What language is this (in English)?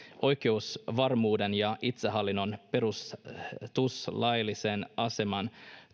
Finnish